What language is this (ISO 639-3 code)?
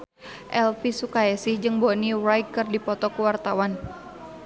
sun